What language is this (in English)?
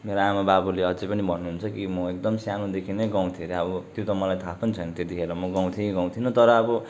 Nepali